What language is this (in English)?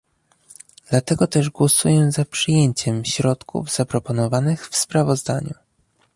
Polish